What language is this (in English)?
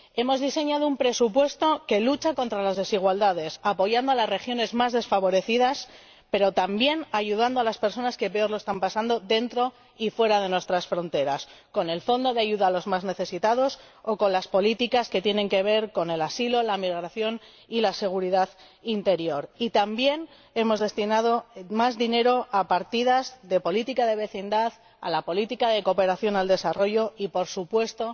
Spanish